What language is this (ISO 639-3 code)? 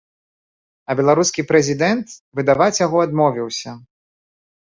bel